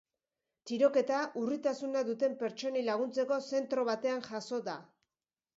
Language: Basque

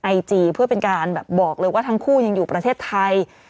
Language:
Thai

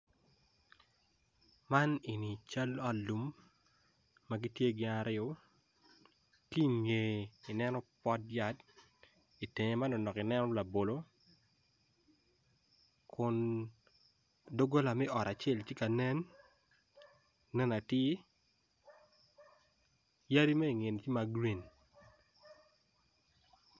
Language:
Acoli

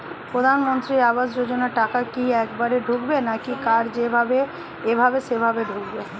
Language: Bangla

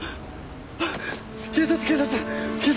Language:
Japanese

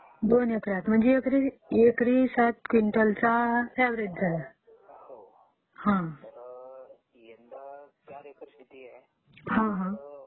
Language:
Marathi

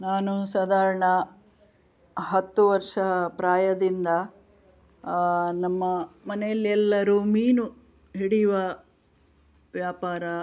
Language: Kannada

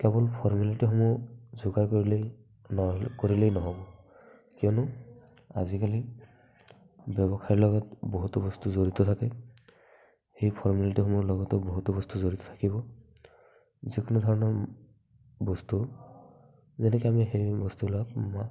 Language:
Assamese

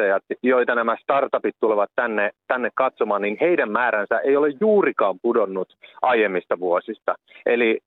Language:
Finnish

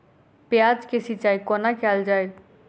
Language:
Maithili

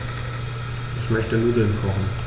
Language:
German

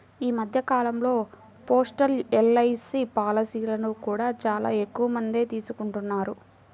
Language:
Telugu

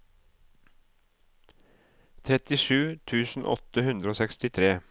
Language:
Norwegian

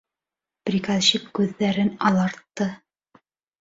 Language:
Bashkir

